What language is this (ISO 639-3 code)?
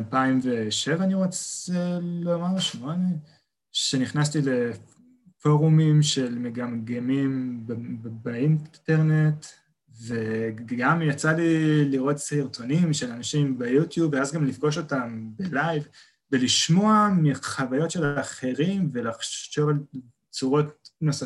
heb